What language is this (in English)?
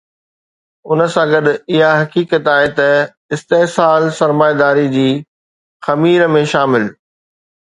Sindhi